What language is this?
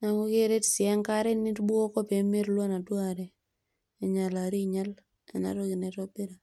Masai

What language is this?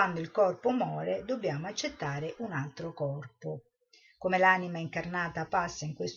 Italian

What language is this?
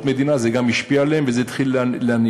Hebrew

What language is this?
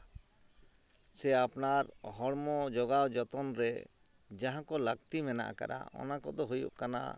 Santali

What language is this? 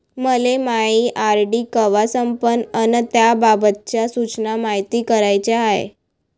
Marathi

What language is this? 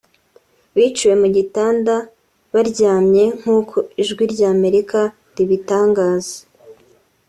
Kinyarwanda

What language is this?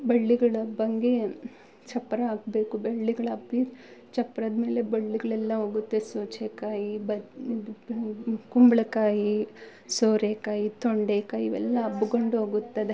Kannada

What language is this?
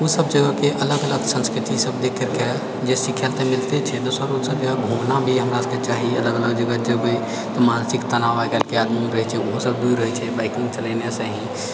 Maithili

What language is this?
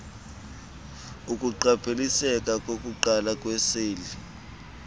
Xhosa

